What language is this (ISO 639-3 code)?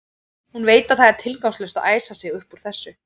isl